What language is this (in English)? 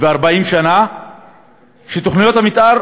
Hebrew